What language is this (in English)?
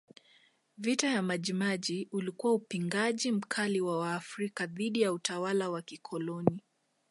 Swahili